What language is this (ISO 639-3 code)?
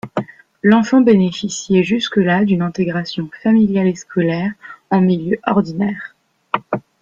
fra